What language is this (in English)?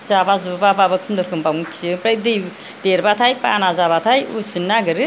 Bodo